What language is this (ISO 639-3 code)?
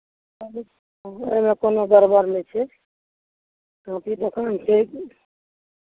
mai